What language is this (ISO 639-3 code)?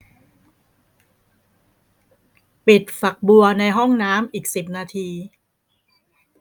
tha